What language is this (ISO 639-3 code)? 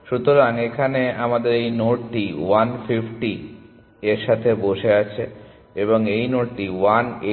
ben